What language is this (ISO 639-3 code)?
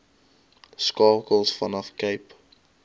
afr